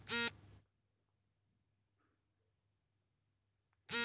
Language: Kannada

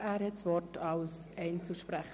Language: Swiss German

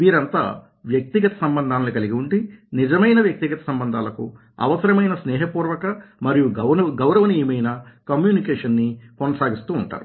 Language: Telugu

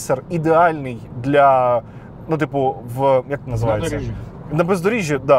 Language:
Ukrainian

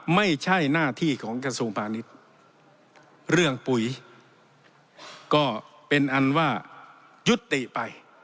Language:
Thai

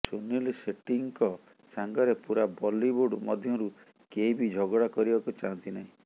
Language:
Odia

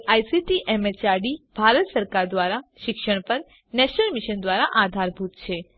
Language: Gujarati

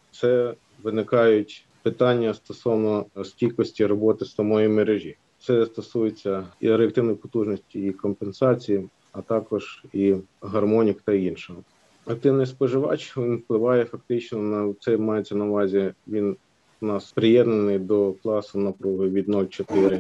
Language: Ukrainian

